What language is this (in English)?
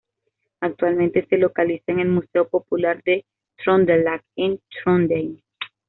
Spanish